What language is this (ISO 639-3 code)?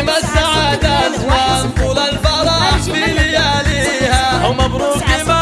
ara